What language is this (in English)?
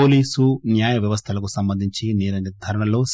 Telugu